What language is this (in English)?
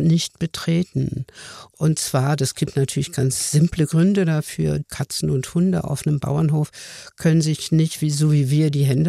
German